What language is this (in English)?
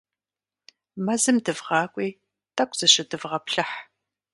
Kabardian